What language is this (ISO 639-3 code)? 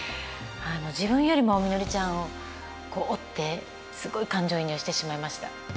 jpn